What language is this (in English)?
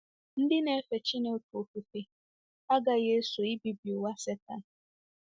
Igbo